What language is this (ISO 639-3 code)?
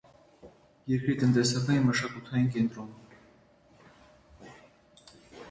hye